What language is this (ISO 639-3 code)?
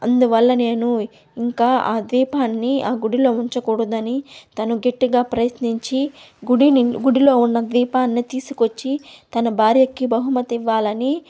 tel